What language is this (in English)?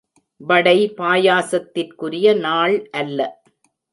Tamil